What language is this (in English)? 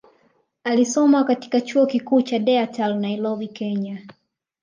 Swahili